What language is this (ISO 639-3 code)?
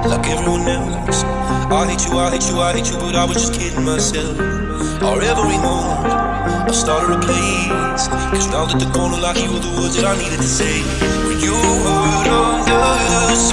eng